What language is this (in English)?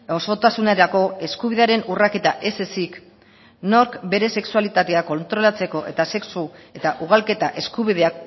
Basque